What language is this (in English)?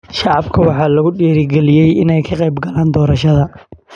Somali